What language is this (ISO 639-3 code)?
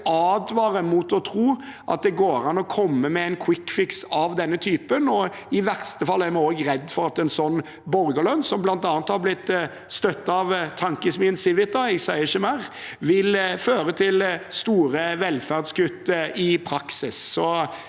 nor